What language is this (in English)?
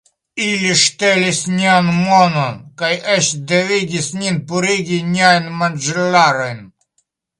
Esperanto